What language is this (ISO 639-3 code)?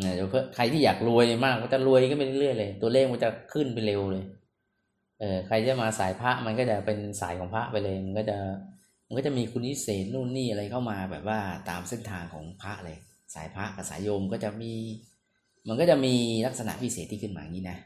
tha